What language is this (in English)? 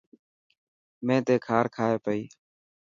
Dhatki